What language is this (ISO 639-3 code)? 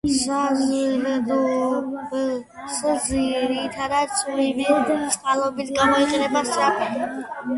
kat